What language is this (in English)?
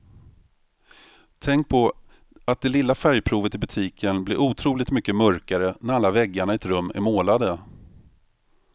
Swedish